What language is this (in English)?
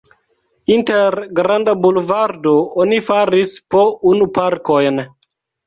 Esperanto